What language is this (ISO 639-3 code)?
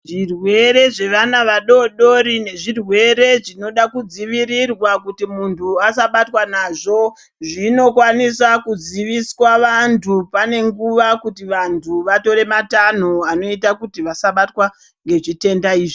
ndc